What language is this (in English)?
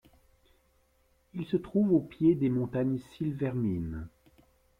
French